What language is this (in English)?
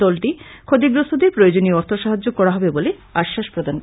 Bangla